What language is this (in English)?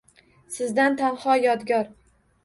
Uzbek